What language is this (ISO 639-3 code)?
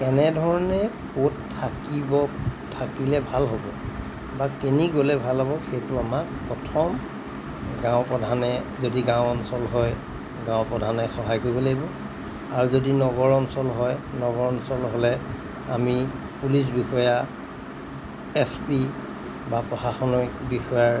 asm